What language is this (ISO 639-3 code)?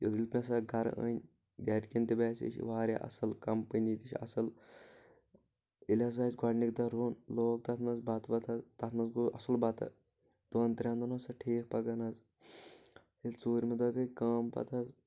kas